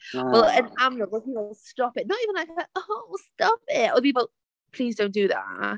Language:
Welsh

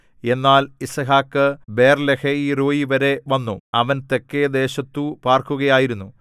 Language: Malayalam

